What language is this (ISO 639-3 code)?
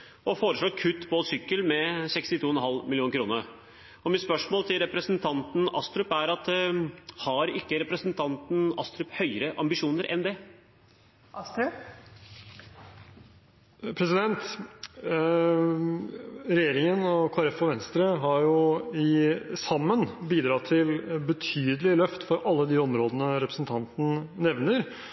nob